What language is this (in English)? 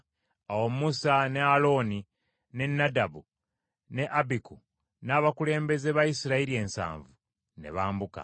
Ganda